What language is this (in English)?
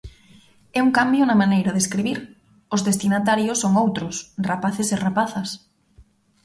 Galician